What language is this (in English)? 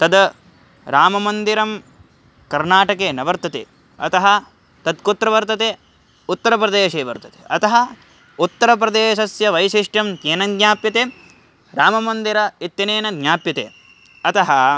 Sanskrit